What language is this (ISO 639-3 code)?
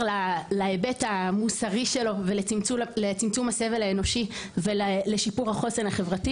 heb